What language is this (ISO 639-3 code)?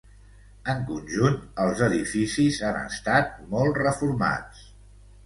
cat